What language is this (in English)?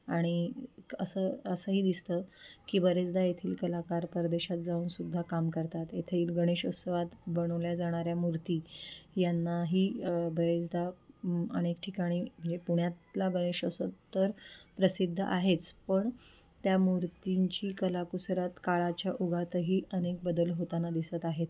Marathi